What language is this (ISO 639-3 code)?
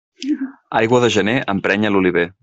cat